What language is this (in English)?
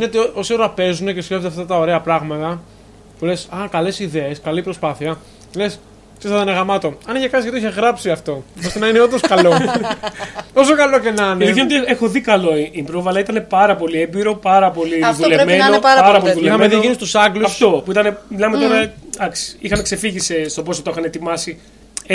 Greek